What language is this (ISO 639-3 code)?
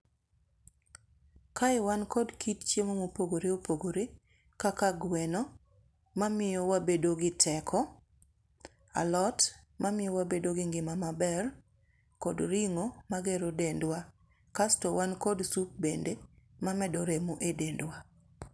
luo